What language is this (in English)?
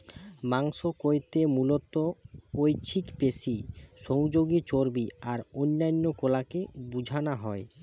Bangla